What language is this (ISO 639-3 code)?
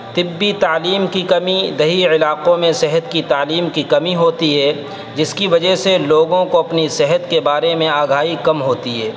urd